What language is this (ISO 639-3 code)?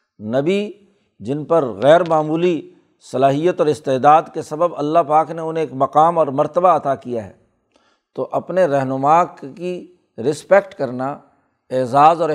urd